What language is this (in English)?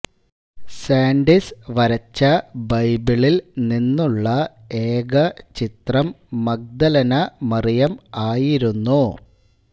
Malayalam